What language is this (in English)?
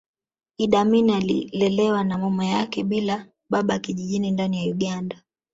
Swahili